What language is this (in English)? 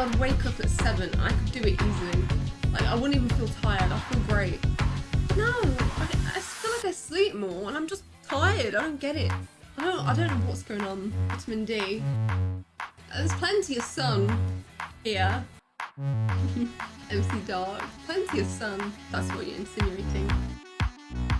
English